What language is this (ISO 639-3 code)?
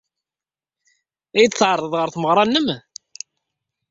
kab